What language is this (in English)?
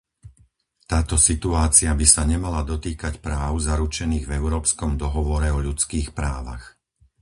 Slovak